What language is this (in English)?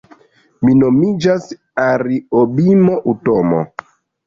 Esperanto